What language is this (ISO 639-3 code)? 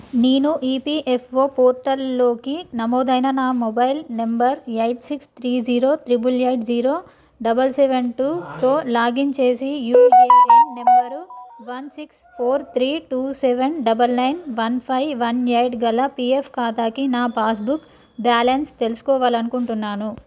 tel